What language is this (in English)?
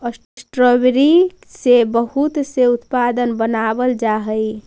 Magahi